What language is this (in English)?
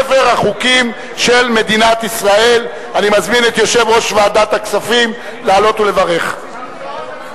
Hebrew